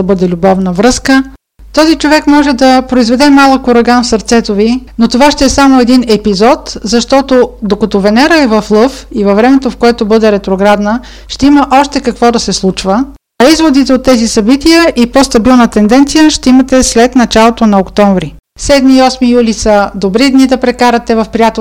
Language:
Bulgarian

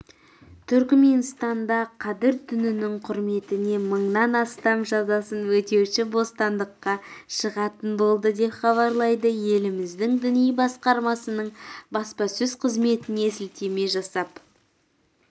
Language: Kazakh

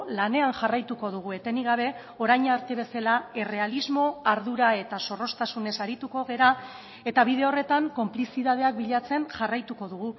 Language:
Basque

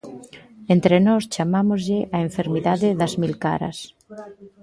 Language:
Galician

